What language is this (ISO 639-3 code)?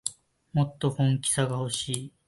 jpn